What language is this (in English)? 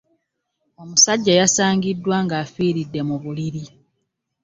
Ganda